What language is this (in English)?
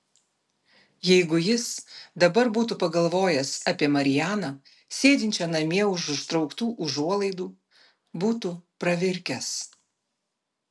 Lithuanian